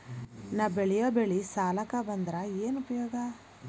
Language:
Kannada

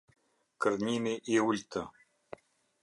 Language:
Albanian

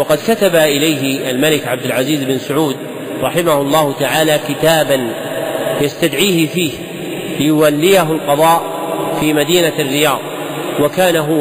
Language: Arabic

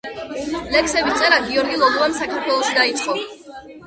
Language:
Georgian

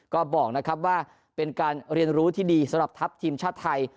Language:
Thai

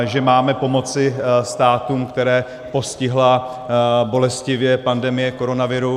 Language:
Czech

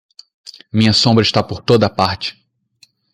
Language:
Portuguese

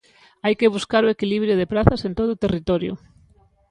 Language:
Galician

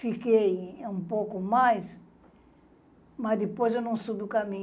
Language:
Portuguese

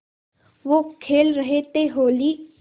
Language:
Hindi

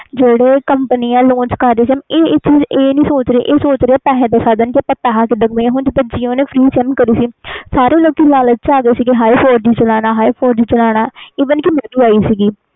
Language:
Punjabi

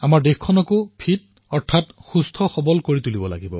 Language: Assamese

